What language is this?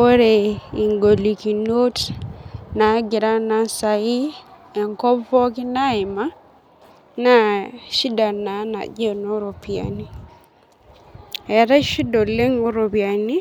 Masai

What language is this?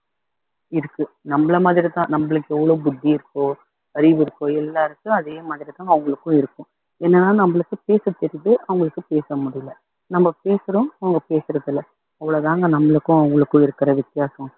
Tamil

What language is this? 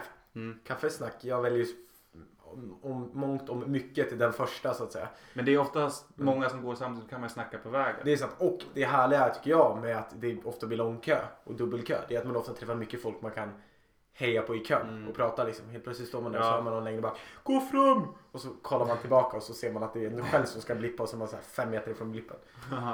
Swedish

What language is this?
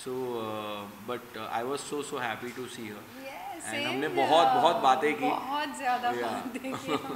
Hindi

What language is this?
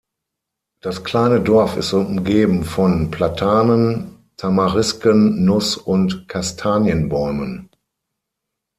German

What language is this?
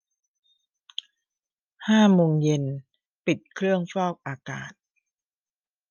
Thai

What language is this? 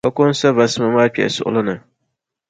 Dagbani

